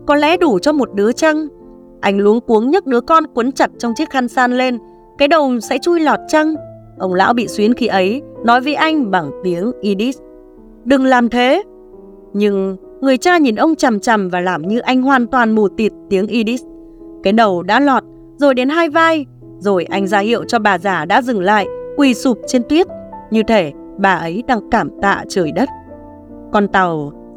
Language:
Vietnamese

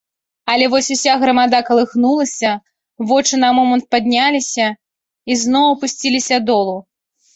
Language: Belarusian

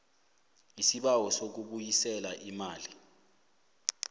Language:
South Ndebele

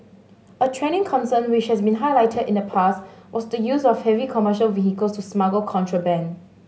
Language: English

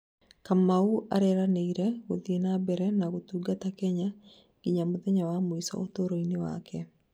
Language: Kikuyu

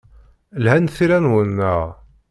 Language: Kabyle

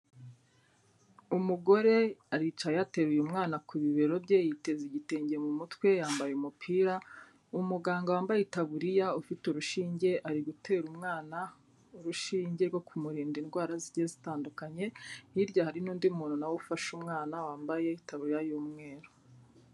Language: Kinyarwanda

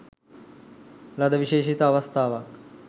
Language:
Sinhala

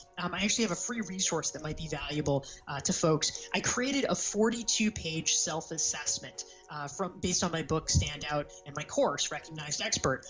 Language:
English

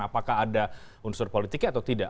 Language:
Indonesian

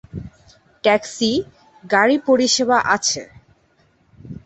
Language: Bangla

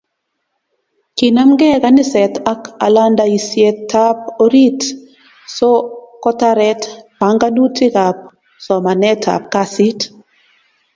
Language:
Kalenjin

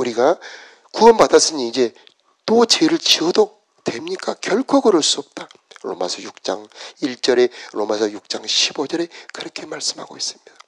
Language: Korean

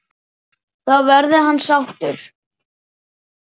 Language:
Icelandic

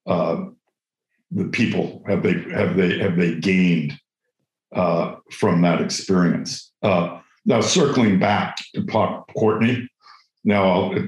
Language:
English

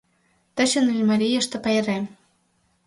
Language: Mari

